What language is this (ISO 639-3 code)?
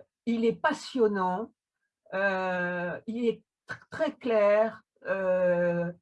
fra